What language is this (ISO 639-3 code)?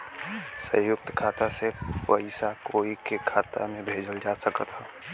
bho